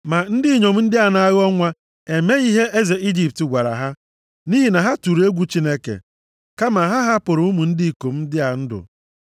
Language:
Igbo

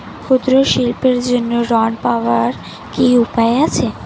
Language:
Bangla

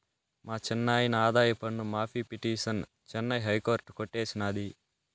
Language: Telugu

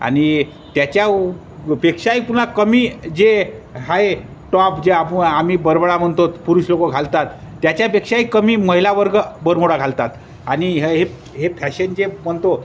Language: Marathi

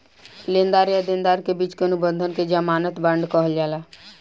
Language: Bhojpuri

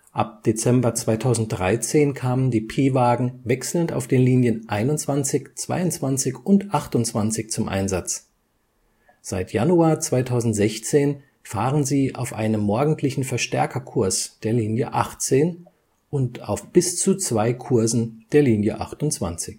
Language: German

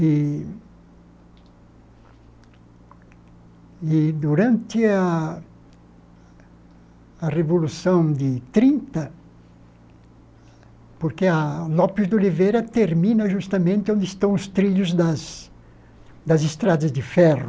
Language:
Portuguese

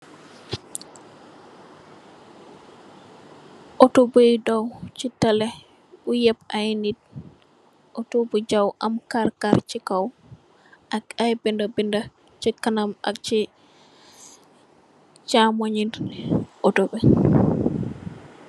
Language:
Wolof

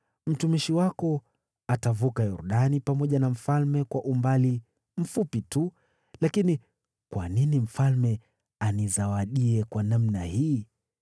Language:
Swahili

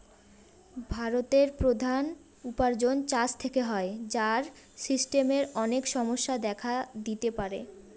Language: Bangla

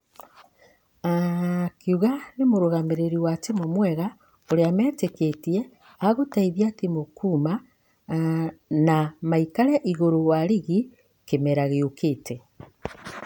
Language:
Kikuyu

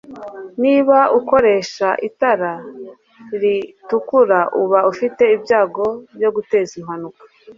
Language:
Kinyarwanda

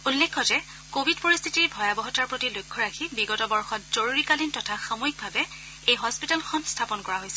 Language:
Assamese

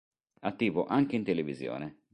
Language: Italian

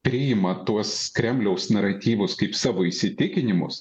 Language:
Lithuanian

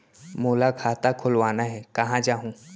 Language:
Chhattisgarhi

